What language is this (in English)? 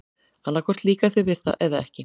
Icelandic